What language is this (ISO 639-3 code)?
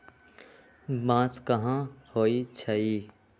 mag